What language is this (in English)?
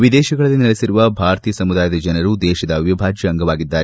Kannada